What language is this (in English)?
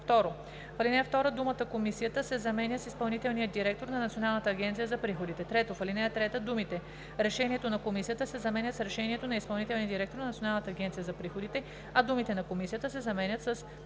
Bulgarian